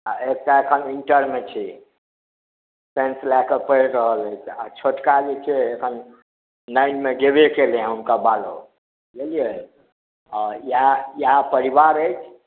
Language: Maithili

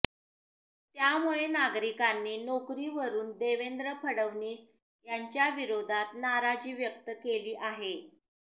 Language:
Marathi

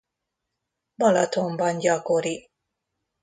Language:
Hungarian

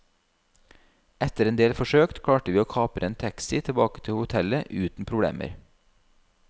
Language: Norwegian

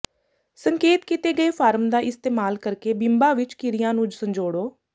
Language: Punjabi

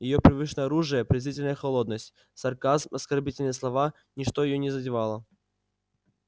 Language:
Russian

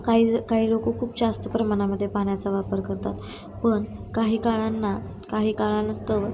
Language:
Marathi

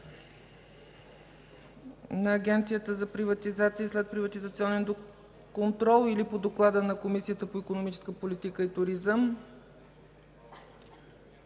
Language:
Bulgarian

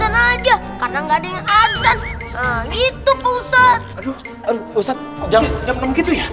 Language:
Indonesian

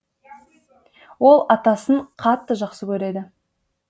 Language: Kazakh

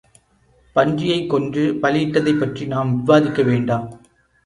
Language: Tamil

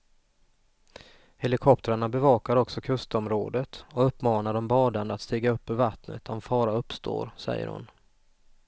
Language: Swedish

